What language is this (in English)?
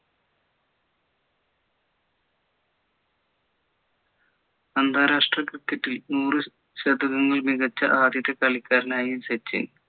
Malayalam